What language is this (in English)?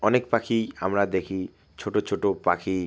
Bangla